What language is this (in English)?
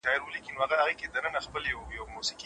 Pashto